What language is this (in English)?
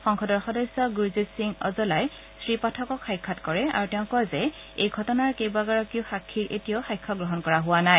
Assamese